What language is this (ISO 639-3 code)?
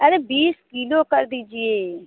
hin